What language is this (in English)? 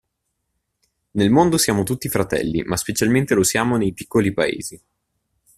Italian